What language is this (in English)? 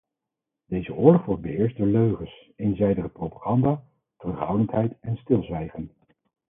Dutch